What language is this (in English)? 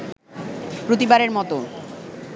Bangla